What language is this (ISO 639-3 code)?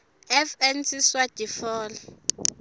ssw